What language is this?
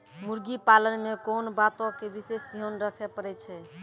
Maithili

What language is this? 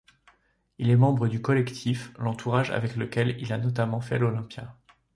French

